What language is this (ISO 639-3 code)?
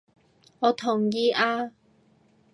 yue